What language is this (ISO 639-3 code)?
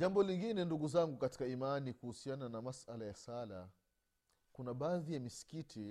swa